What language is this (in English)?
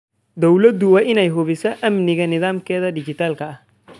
Somali